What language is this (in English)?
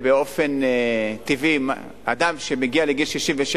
Hebrew